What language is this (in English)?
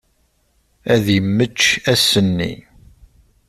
Kabyle